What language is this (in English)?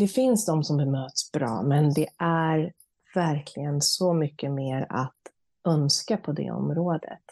Swedish